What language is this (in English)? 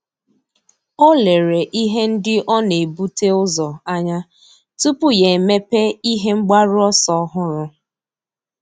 Igbo